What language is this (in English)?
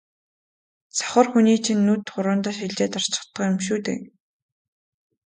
Mongolian